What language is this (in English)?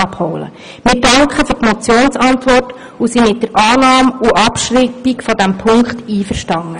Swiss German